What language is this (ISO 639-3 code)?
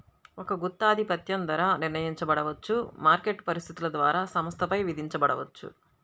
tel